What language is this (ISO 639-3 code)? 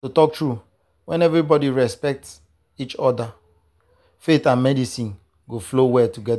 pcm